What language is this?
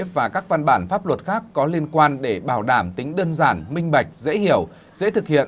Vietnamese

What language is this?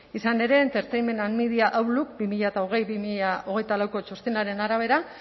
Basque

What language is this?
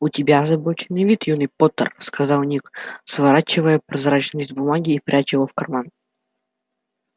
Russian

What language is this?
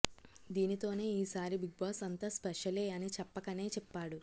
Telugu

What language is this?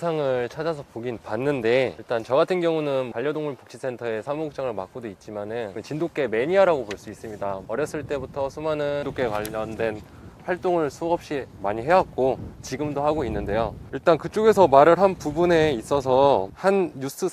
Korean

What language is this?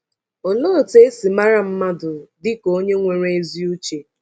Igbo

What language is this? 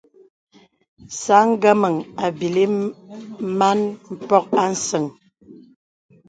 Bebele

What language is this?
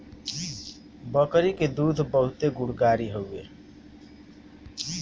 Bhojpuri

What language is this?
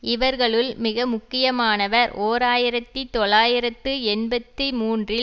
Tamil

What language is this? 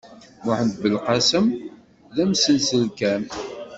Kabyle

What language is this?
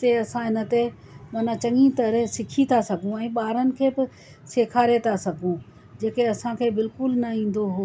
Sindhi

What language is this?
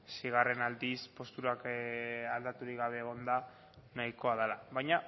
Basque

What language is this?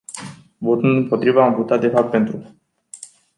Romanian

